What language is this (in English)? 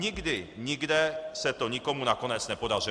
Czech